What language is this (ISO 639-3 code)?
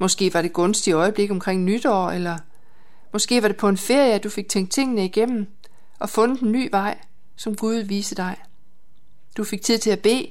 dan